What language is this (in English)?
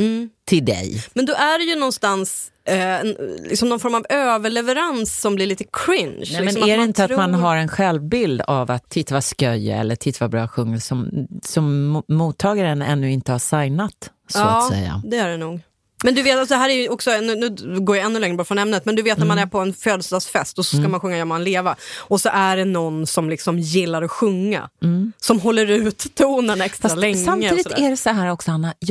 Swedish